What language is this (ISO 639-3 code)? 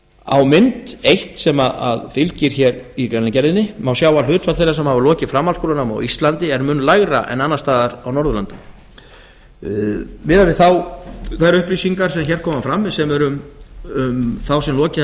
isl